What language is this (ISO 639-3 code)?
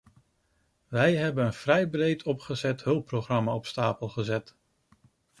nld